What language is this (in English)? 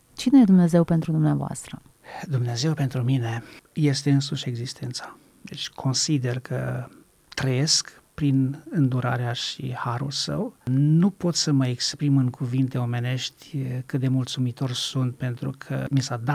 Romanian